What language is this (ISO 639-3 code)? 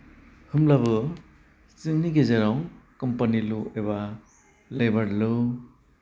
brx